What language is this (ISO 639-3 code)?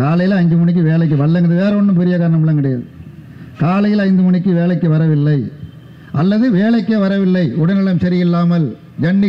ind